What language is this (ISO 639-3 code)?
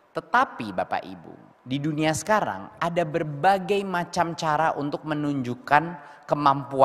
ind